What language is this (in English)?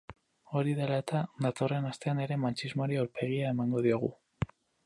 Basque